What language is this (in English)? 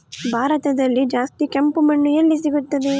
Kannada